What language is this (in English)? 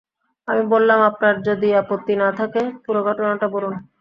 Bangla